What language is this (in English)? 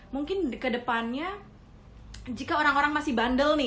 Indonesian